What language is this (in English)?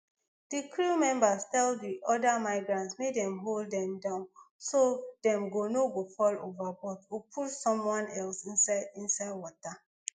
Nigerian Pidgin